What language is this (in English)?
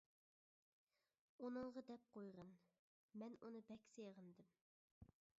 Uyghur